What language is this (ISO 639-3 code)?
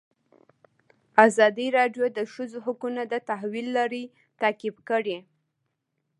pus